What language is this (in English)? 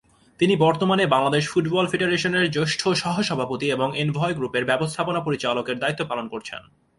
Bangla